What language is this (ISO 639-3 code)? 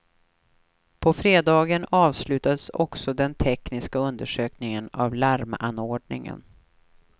swe